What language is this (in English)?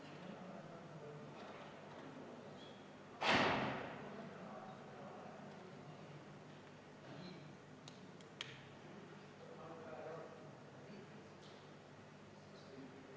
Estonian